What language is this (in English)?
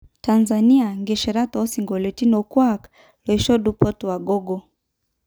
Masai